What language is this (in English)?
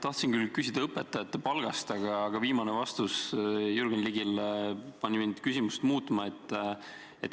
Estonian